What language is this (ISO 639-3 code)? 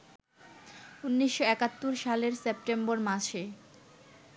ben